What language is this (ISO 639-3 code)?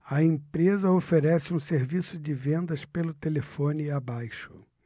por